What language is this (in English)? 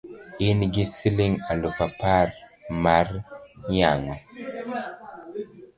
Luo (Kenya and Tanzania)